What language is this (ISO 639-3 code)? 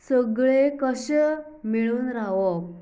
kok